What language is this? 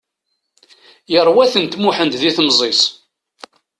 Kabyle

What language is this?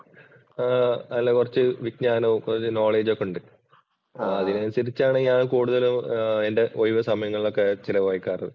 Malayalam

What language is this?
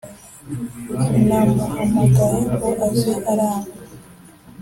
Kinyarwanda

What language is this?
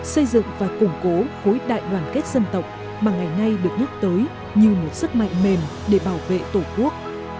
Vietnamese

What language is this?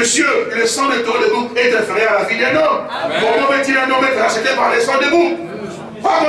French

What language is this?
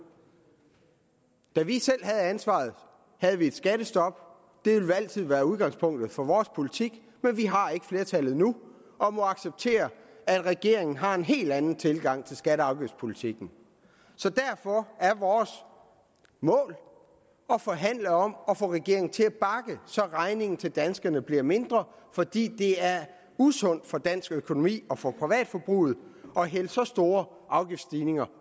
Danish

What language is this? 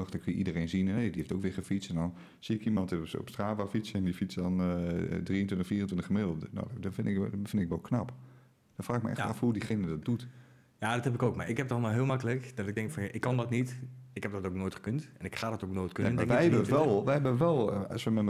Dutch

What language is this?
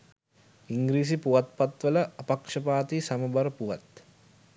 Sinhala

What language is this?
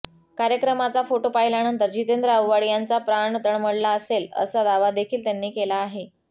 Marathi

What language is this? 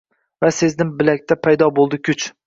Uzbek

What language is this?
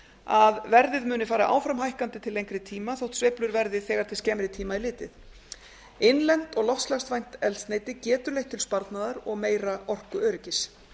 Icelandic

